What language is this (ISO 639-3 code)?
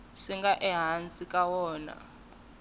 tso